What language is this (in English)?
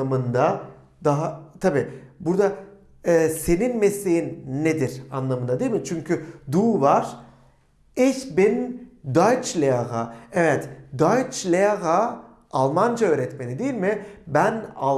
Turkish